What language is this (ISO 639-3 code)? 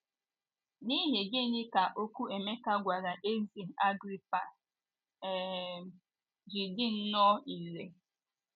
ibo